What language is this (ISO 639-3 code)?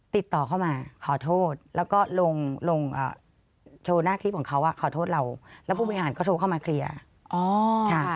tha